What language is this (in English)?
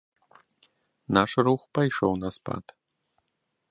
Belarusian